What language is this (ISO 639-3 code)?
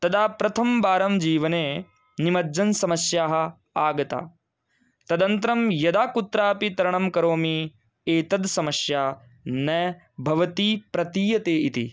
san